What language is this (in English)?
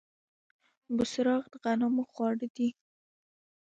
Pashto